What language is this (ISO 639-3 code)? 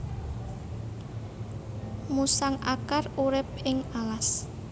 jav